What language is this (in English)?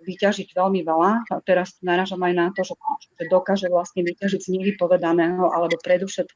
Slovak